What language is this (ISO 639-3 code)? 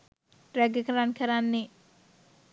sin